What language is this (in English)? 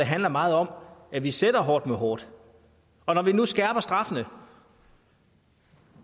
Danish